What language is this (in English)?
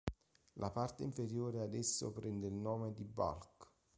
Italian